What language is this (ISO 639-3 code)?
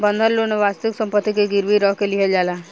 bho